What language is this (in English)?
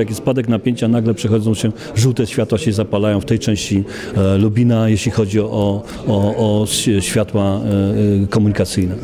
Polish